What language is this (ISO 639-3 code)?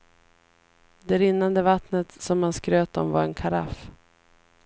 swe